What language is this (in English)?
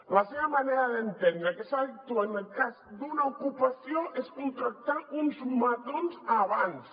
Catalan